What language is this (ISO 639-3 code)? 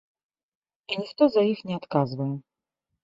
bel